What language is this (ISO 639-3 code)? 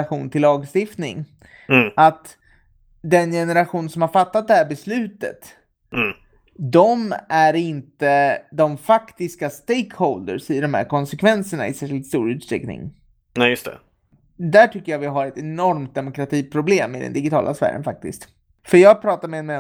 swe